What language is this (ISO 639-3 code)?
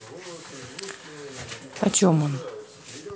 rus